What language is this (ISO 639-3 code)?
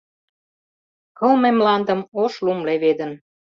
chm